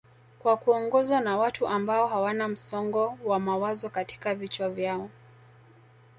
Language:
Swahili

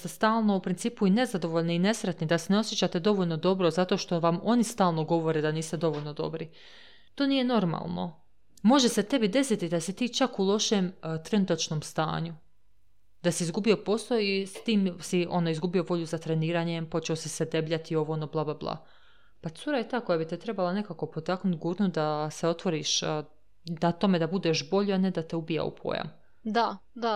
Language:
Croatian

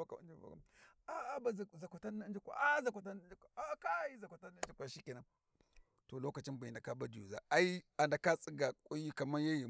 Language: Warji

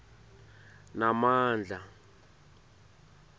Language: Swati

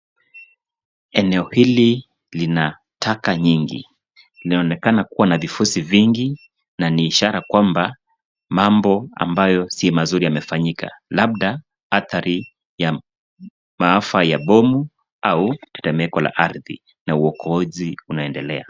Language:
Swahili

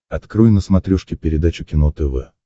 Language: Russian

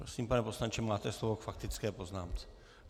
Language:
Czech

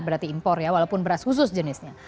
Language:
Indonesian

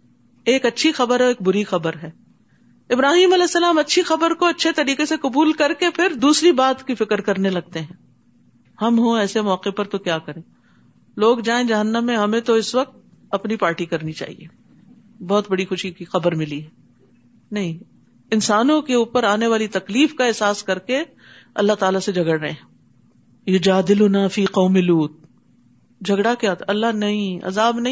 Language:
Urdu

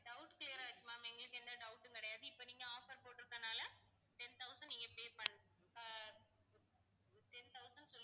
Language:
Tamil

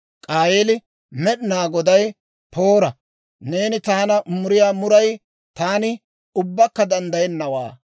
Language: Dawro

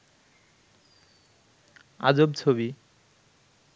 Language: Bangla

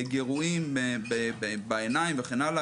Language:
Hebrew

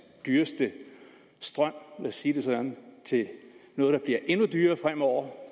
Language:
Danish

